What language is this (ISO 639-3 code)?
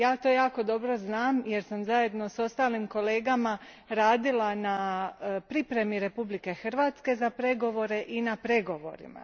hrv